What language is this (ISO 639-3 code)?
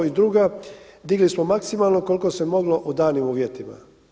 hrv